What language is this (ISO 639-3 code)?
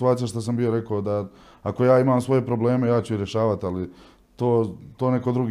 hrv